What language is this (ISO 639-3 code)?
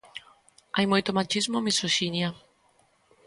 glg